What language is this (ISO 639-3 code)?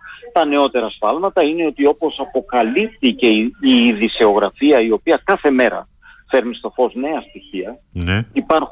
ell